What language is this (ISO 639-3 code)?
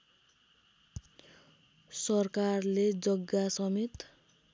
nep